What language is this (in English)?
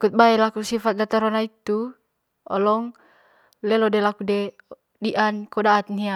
Manggarai